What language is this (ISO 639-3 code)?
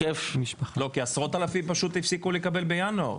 heb